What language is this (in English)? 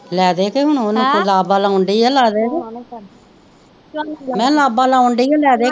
Punjabi